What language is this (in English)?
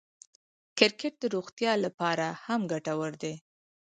Pashto